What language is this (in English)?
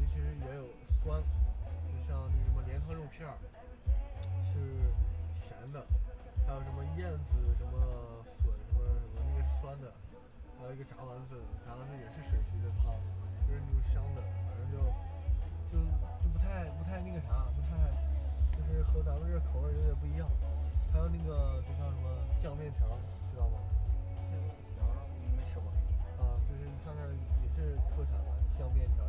Chinese